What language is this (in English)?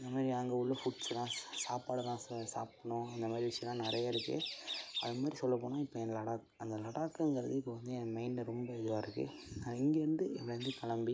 Tamil